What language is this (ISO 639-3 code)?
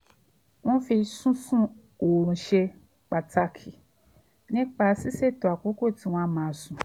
yor